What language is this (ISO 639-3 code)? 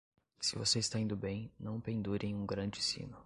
por